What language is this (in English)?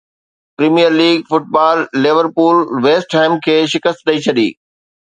Sindhi